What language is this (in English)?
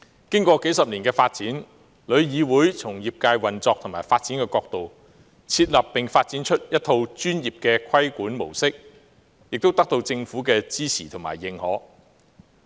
Cantonese